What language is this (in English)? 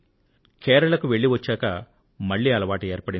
Telugu